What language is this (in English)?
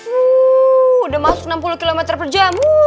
Indonesian